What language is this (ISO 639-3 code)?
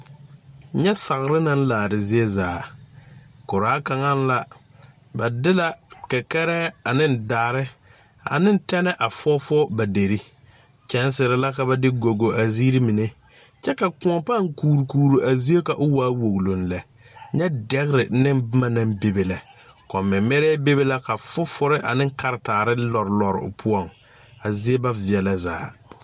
dga